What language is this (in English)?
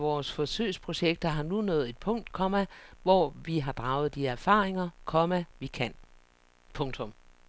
Danish